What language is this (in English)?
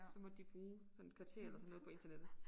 Danish